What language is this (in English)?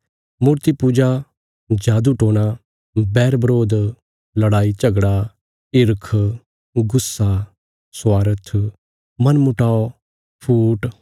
Bilaspuri